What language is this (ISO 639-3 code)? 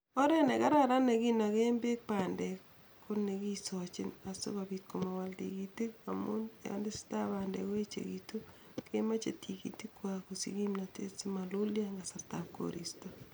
kln